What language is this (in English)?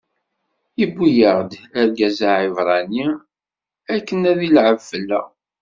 Kabyle